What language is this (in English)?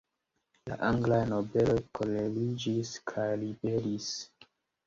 Esperanto